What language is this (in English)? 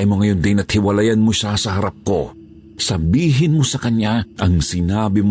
Filipino